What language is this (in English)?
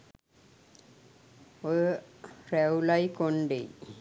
Sinhala